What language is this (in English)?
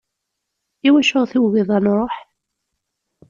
Kabyle